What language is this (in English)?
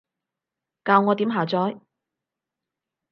Cantonese